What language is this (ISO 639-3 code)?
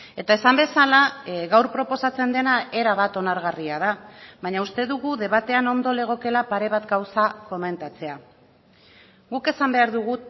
eus